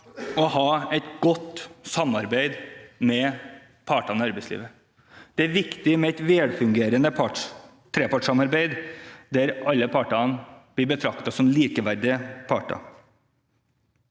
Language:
Norwegian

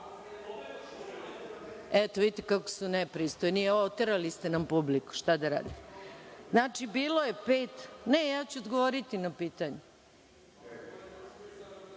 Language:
Serbian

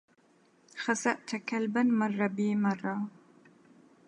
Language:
Arabic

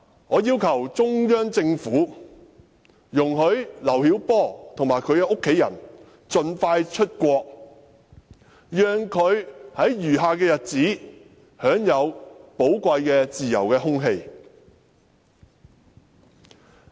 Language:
Cantonese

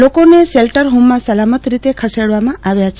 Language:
Gujarati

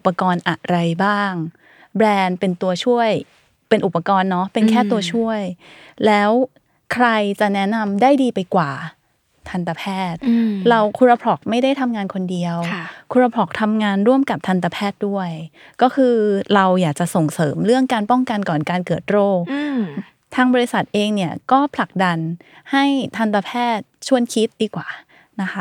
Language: Thai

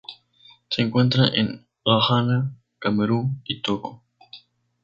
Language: Spanish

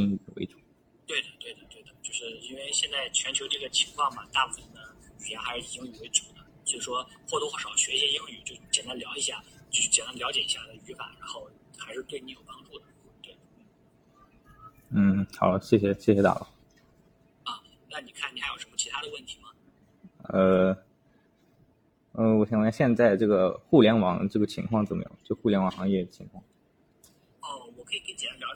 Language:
Chinese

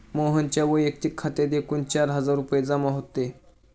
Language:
Marathi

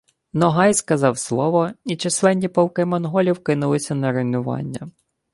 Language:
Ukrainian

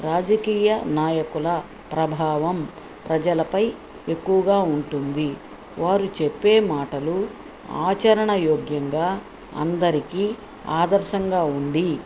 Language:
Telugu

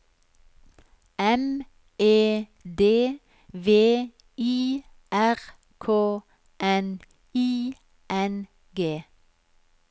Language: Norwegian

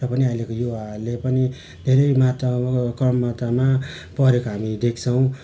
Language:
Nepali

